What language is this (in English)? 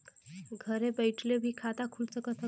Bhojpuri